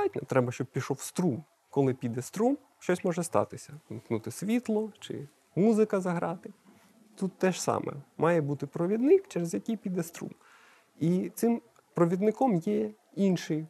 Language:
Ukrainian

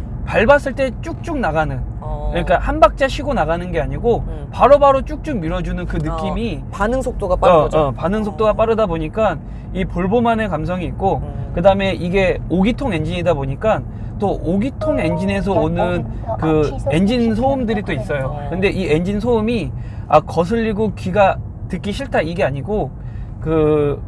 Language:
Korean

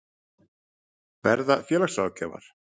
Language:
Icelandic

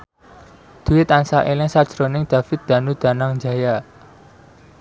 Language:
Javanese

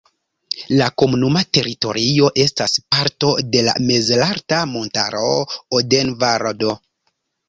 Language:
Esperanto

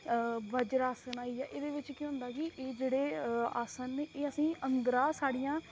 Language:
Dogri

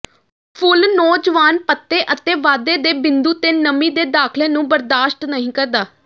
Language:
Punjabi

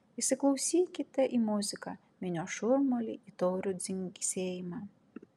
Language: Lithuanian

